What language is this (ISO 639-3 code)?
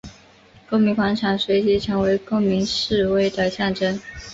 zho